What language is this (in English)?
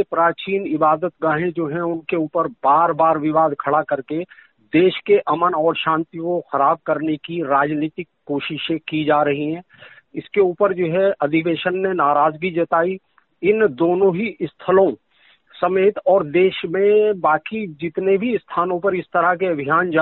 Hindi